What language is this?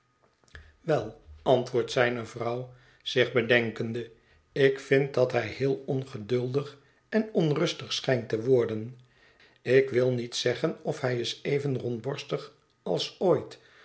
Dutch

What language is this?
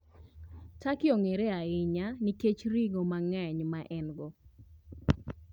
Luo (Kenya and Tanzania)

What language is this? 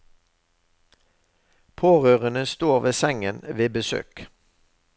Norwegian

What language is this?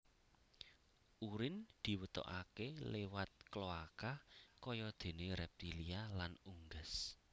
Javanese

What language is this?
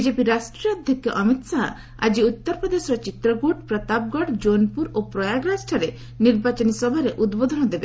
Odia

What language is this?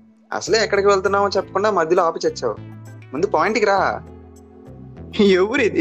Telugu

